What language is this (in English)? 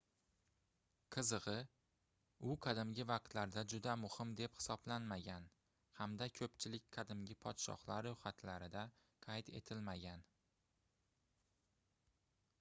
Uzbek